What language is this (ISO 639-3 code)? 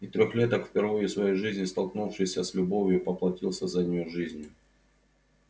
rus